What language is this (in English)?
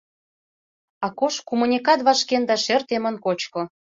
Mari